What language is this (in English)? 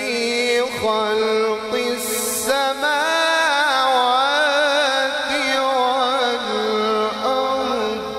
Arabic